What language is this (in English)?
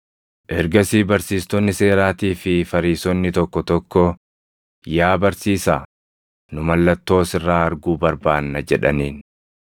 Oromo